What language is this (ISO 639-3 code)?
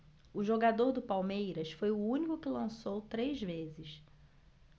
por